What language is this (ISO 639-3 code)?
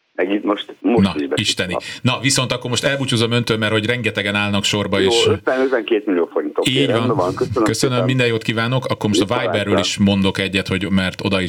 hun